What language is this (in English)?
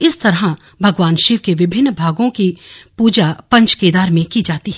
Hindi